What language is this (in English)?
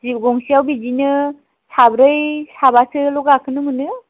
Bodo